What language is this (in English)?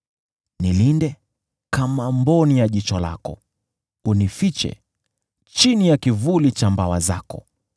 Swahili